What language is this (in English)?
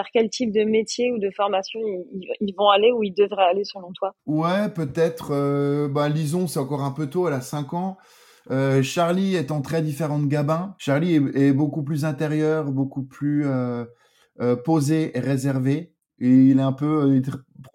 French